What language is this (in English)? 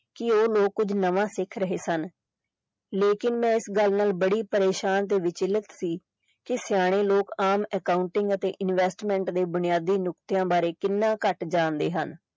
Punjabi